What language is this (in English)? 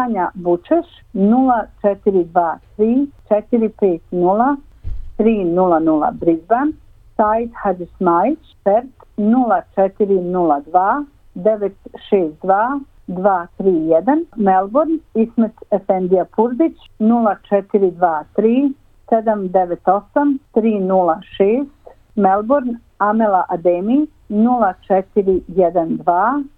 Croatian